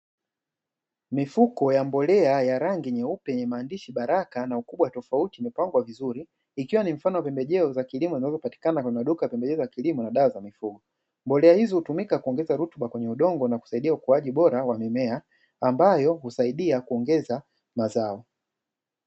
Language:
Swahili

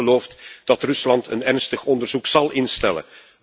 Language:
Dutch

